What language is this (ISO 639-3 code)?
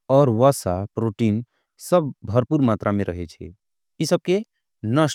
anp